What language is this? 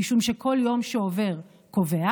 Hebrew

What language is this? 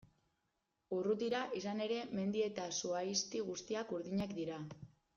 Basque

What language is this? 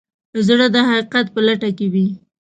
Pashto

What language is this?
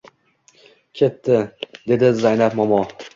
Uzbek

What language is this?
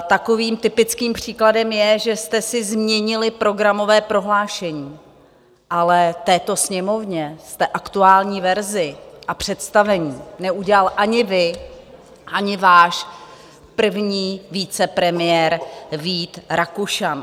Czech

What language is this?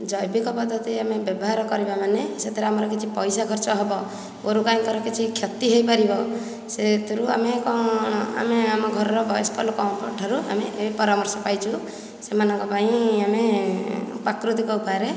Odia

